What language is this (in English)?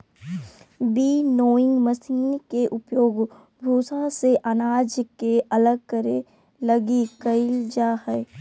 Magahi